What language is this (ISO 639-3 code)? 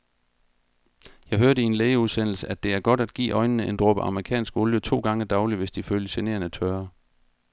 dan